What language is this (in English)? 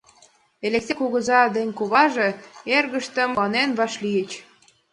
Mari